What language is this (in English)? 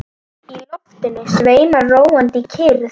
Icelandic